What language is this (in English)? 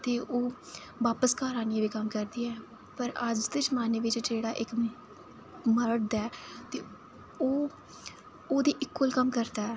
Dogri